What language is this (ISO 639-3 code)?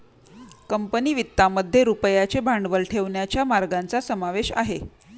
mar